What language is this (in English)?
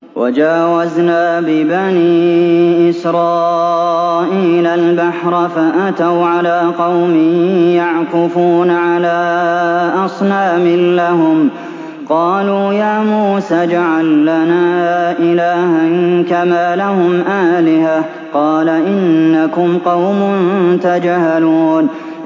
Arabic